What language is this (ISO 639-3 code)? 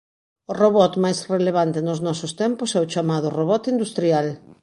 glg